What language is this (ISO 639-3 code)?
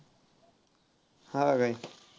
mar